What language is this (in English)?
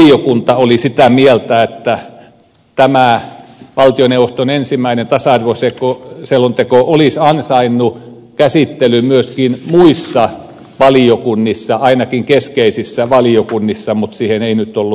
Finnish